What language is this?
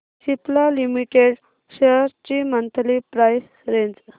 Marathi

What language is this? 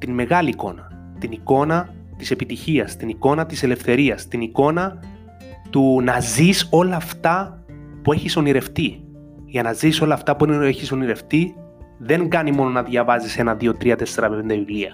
Greek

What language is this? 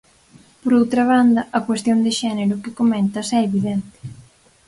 Galician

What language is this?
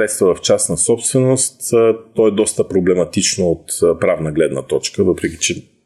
Bulgarian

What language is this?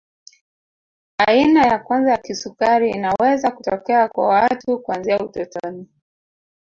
Swahili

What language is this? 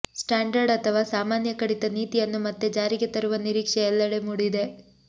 Kannada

